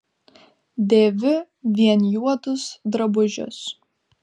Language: Lithuanian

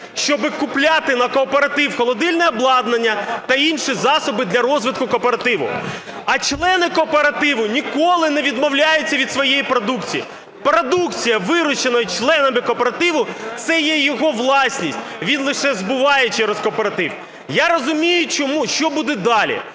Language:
Ukrainian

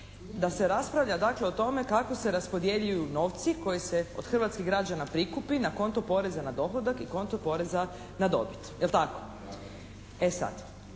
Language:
Croatian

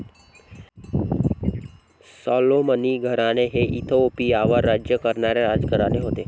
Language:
Marathi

